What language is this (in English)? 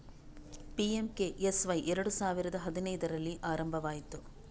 Kannada